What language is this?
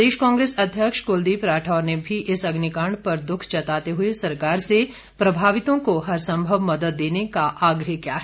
Hindi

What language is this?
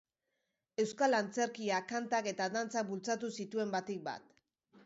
Basque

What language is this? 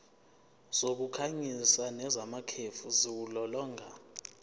Zulu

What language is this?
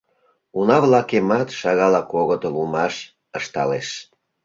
Mari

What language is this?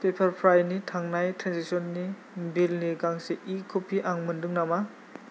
Bodo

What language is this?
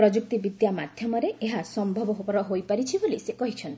Odia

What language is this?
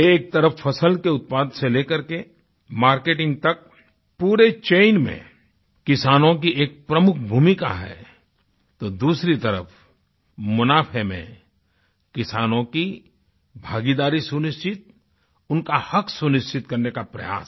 Hindi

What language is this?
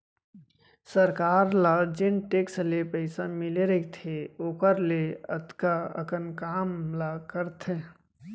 Chhattisgarhi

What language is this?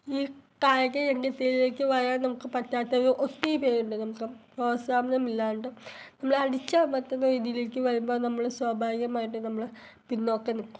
Malayalam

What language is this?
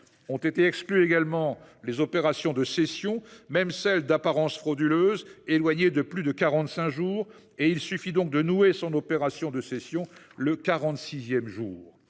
French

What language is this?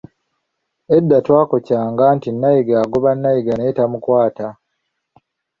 Ganda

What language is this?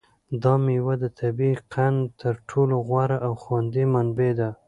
Pashto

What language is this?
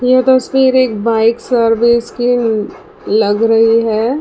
Hindi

